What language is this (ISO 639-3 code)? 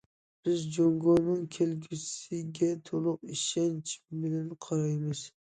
uig